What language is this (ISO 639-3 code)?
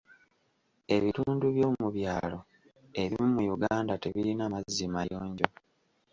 lug